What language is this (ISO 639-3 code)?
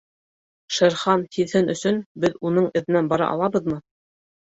bak